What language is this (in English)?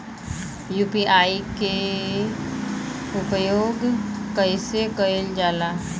Bhojpuri